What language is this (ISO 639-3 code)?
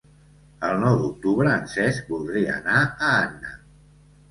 cat